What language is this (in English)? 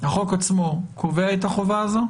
Hebrew